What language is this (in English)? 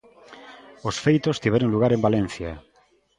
Galician